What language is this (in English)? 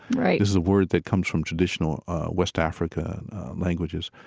English